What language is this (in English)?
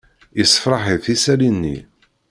Kabyle